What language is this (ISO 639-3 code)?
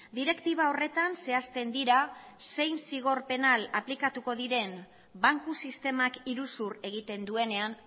eus